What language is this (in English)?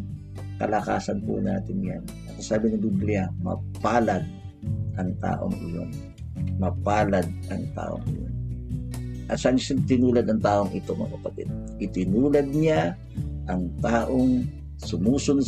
Filipino